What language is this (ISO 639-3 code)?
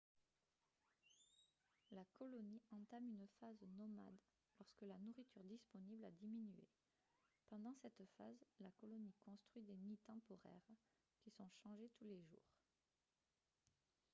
fra